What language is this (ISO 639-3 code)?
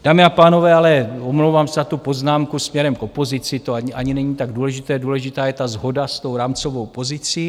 ces